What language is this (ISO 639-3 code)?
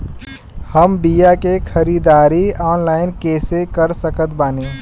bho